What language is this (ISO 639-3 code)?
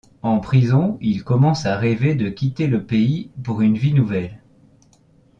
fra